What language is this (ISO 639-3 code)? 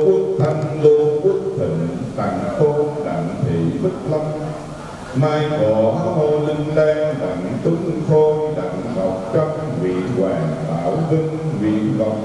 vie